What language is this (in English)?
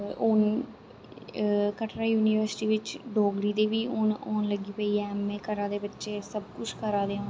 Dogri